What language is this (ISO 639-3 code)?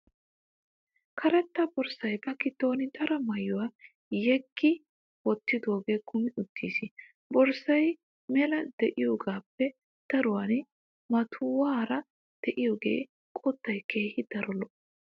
wal